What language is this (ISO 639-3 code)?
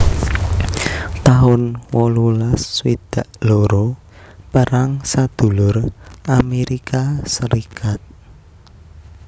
jav